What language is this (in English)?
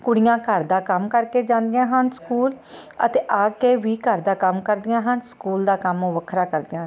Punjabi